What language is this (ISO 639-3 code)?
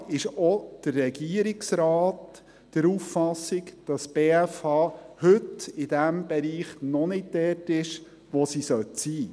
gsw